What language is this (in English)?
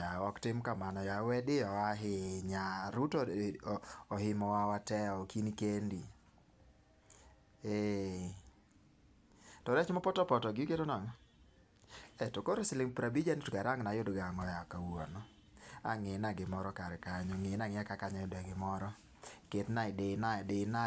Luo (Kenya and Tanzania)